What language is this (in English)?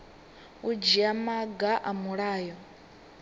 Venda